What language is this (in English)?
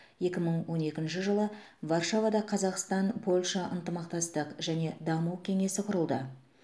Kazakh